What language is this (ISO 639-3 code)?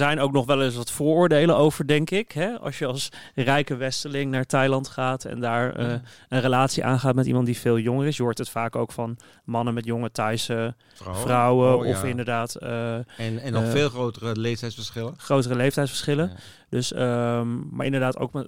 nld